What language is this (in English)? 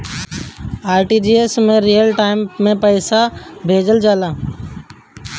Bhojpuri